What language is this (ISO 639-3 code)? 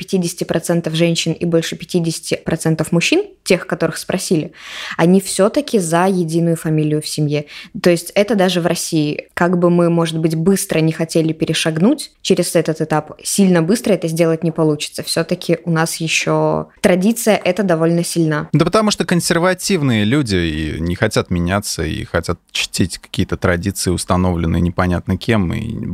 rus